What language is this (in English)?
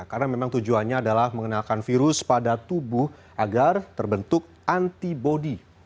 Indonesian